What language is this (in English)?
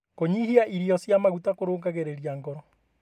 Kikuyu